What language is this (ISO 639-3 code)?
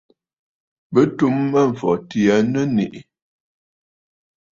bfd